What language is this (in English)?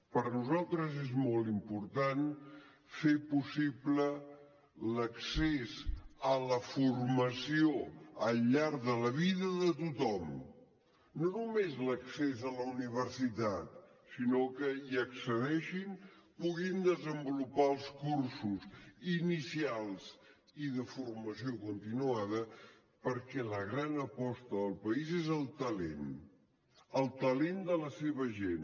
Catalan